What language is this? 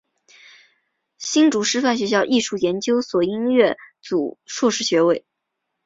Chinese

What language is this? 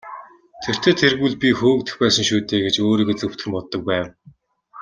Mongolian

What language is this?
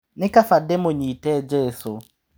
Kikuyu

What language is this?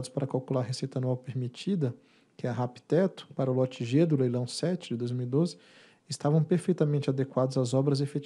Portuguese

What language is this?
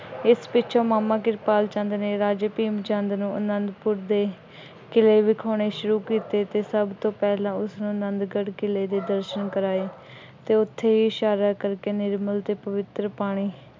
Punjabi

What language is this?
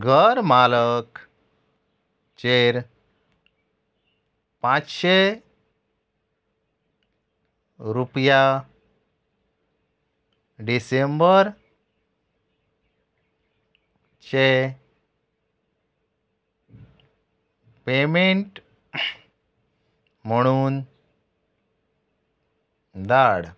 Konkani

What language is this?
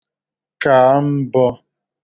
Igbo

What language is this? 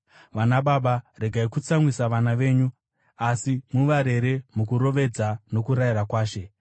Shona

